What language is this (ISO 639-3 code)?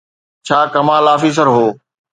snd